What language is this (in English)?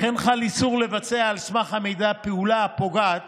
Hebrew